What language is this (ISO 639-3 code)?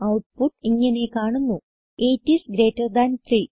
mal